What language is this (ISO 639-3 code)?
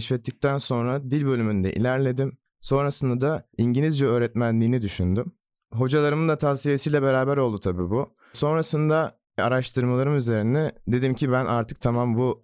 tur